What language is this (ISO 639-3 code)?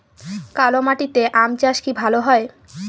ben